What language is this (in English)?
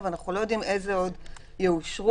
Hebrew